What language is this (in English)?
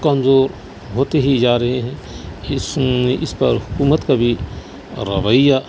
Urdu